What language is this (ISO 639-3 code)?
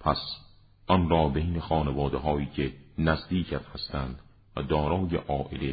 fas